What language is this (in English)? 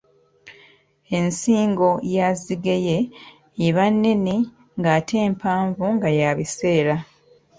Ganda